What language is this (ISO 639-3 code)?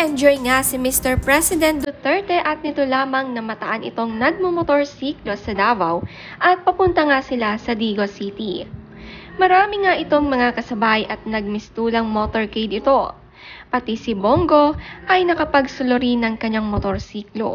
fil